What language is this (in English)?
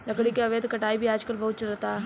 Bhojpuri